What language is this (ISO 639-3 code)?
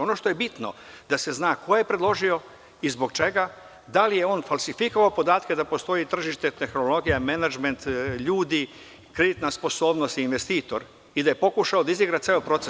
srp